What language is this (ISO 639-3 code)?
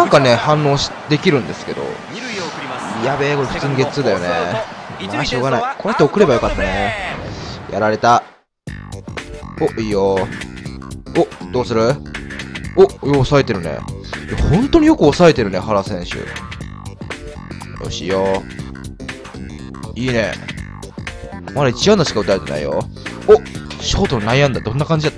jpn